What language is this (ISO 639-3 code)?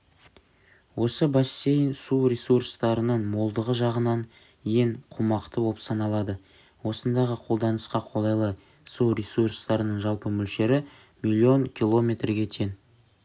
kaz